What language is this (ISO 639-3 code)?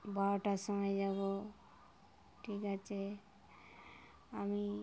ben